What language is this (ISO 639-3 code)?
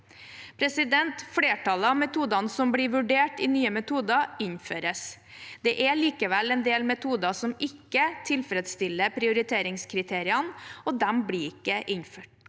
nor